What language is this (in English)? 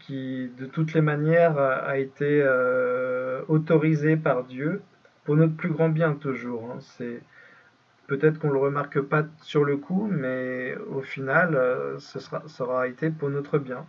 French